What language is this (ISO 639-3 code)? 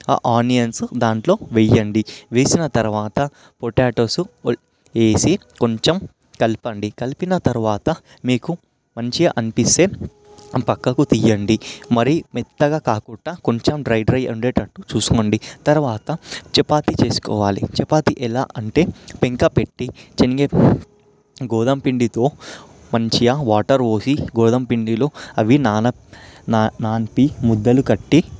tel